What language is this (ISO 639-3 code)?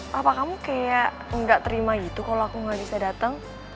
ind